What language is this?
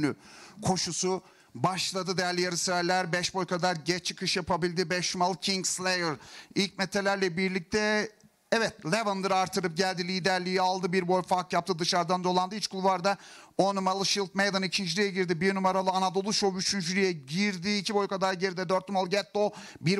Turkish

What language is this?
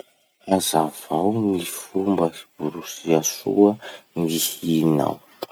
Masikoro Malagasy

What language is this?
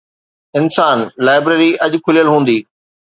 Sindhi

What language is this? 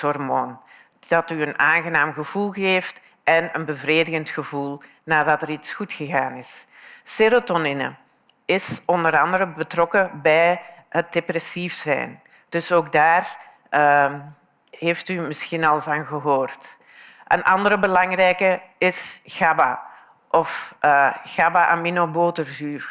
Dutch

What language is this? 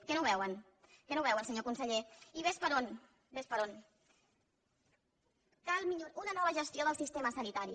Catalan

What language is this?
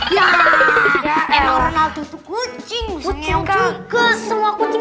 Indonesian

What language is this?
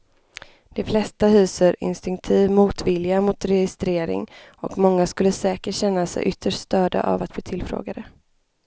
Swedish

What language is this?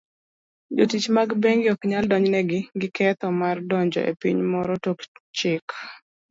Luo (Kenya and Tanzania)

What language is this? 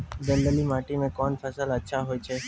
Maithili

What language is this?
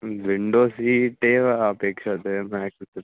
Sanskrit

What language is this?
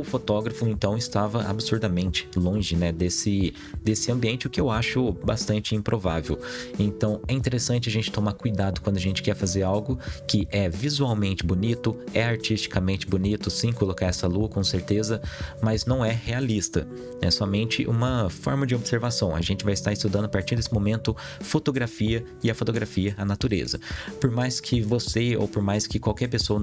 Portuguese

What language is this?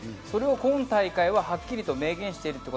Japanese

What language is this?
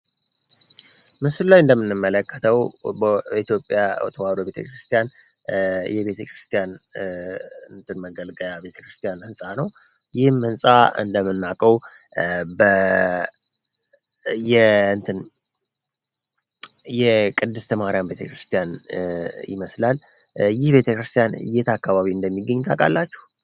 Amharic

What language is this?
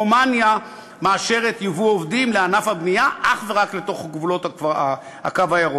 Hebrew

